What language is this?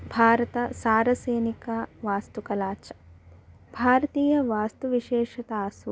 Sanskrit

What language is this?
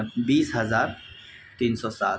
Urdu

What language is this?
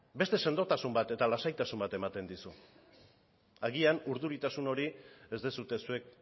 Basque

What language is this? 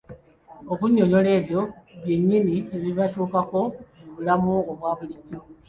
Ganda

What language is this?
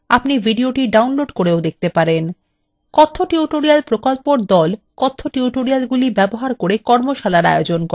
Bangla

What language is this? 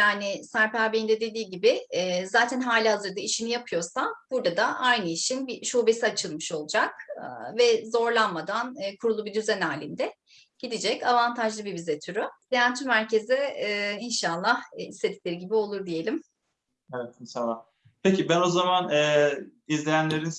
Turkish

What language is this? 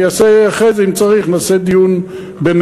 Hebrew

